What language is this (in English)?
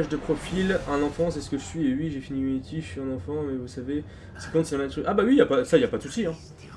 French